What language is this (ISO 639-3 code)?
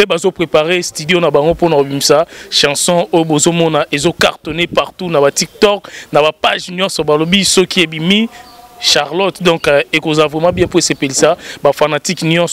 fra